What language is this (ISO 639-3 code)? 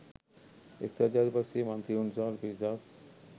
sin